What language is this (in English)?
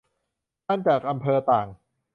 Thai